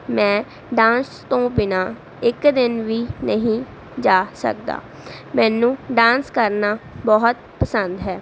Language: Punjabi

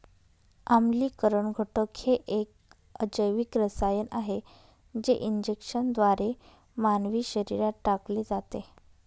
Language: Marathi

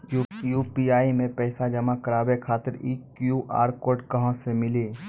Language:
Maithili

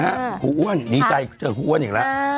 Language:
Thai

